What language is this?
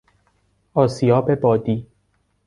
Persian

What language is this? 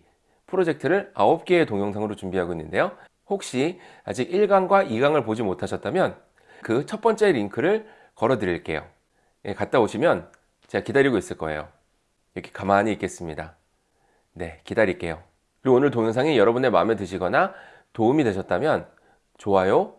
Korean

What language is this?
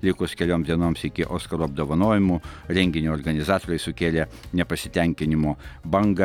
Lithuanian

